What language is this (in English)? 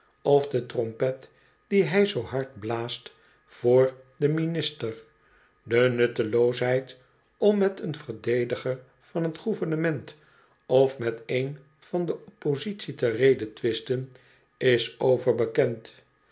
Dutch